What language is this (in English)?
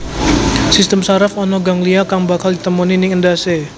Javanese